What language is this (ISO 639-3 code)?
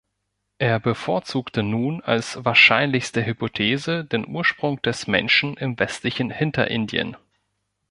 deu